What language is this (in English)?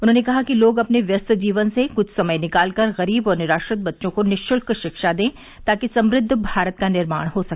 Hindi